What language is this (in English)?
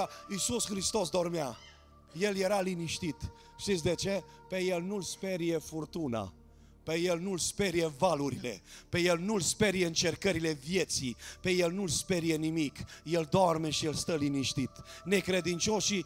Romanian